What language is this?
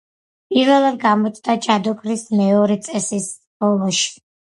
Georgian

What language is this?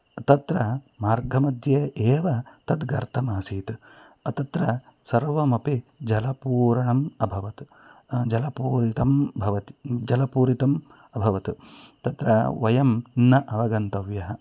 Sanskrit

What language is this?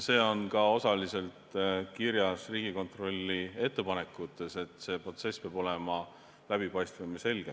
Estonian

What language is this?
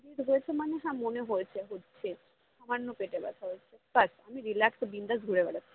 Bangla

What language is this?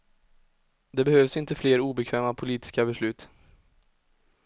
Swedish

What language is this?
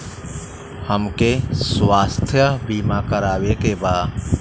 Bhojpuri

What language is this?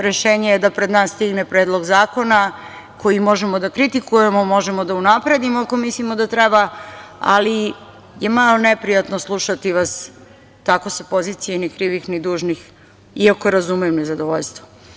Serbian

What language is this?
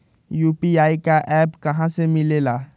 Magahi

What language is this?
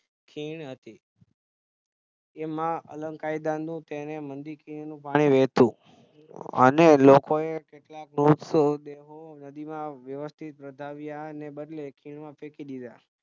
Gujarati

